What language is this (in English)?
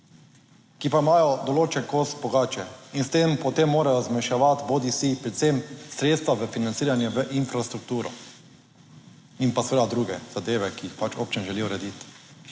Slovenian